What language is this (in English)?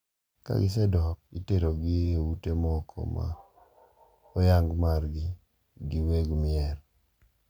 Luo (Kenya and Tanzania)